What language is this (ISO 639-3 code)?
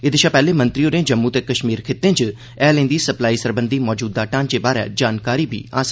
doi